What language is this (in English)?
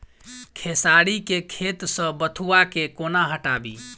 Maithili